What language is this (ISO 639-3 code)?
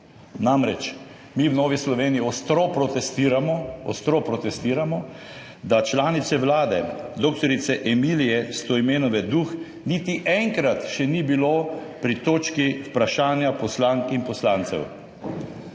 slv